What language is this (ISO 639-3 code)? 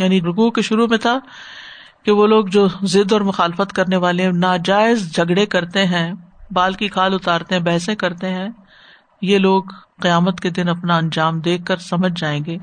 urd